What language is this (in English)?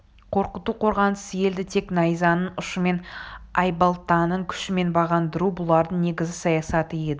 Kazakh